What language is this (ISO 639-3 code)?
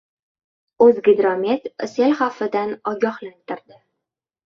uzb